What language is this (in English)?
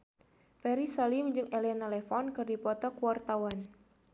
Sundanese